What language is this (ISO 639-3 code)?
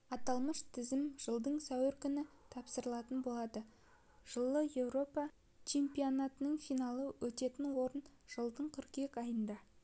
kaz